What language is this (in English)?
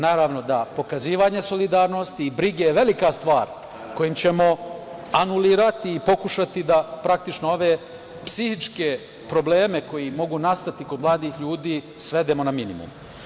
Serbian